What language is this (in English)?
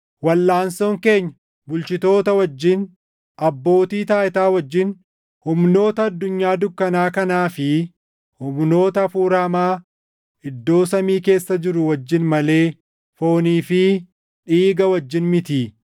Oromo